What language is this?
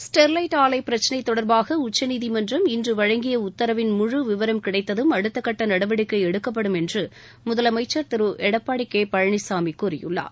Tamil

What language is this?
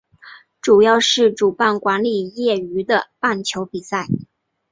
Chinese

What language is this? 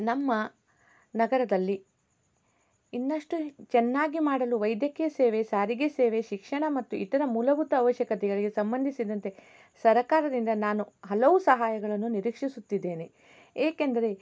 Kannada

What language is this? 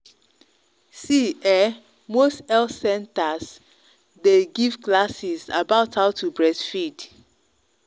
Nigerian Pidgin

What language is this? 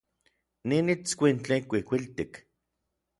Orizaba Nahuatl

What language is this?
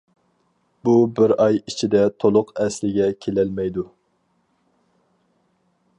Uyghur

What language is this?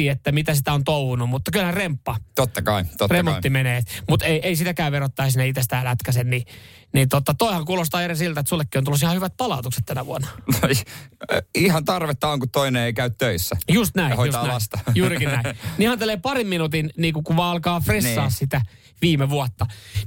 Finnish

